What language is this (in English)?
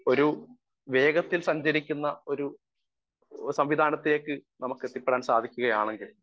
Malayalam